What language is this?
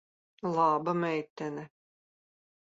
Latvian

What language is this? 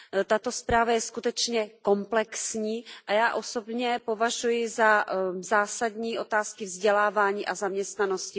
Czech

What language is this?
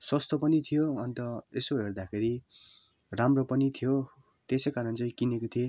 Nepali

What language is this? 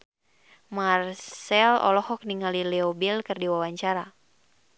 Sundanese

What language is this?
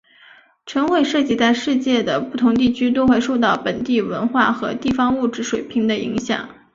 Chinese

